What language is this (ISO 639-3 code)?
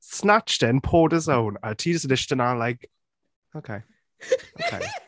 cym